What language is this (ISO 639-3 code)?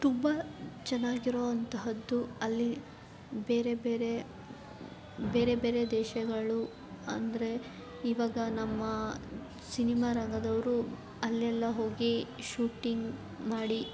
kan